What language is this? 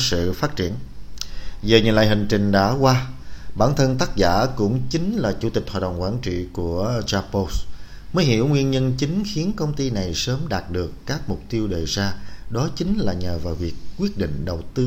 Vietnamese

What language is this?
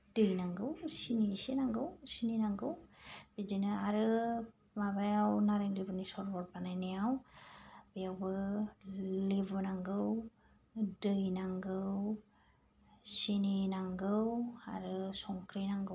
Bodo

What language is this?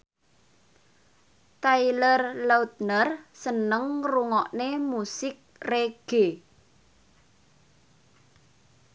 Javanese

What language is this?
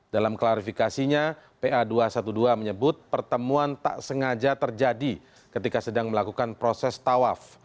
Indonesian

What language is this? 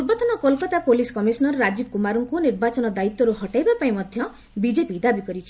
Odia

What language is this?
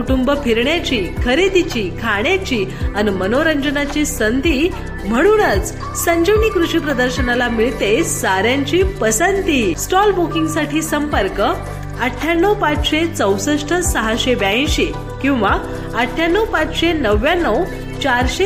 Marathi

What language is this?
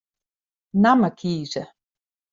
Western Frisian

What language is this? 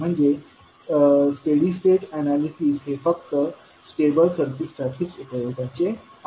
Marathi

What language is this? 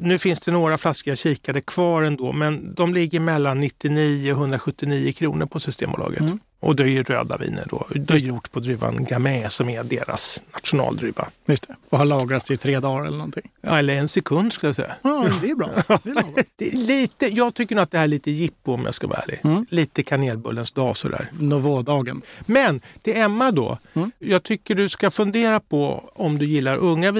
Swedish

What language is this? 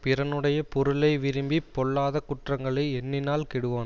Tamil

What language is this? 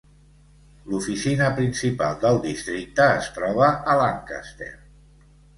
Catalan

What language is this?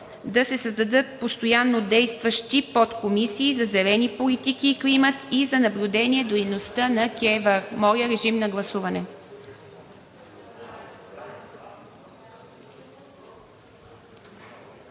Bulgarian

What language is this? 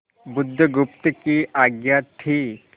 Hindi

